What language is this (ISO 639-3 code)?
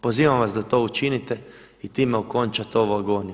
hrv